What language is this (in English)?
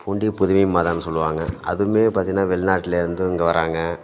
Tamil